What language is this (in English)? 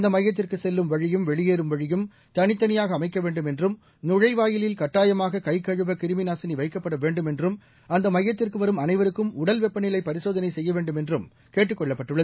Tamil